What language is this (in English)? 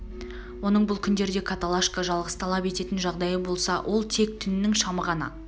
Kazakh